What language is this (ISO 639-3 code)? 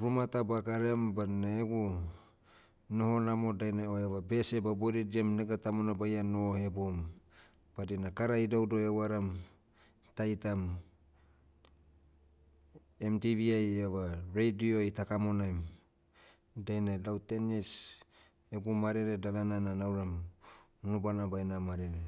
meu